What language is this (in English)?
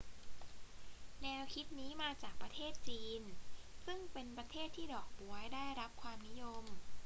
Thai